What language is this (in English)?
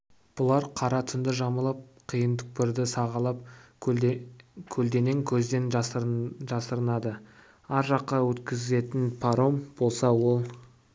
Kazakh